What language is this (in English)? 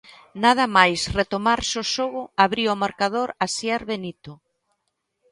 Galician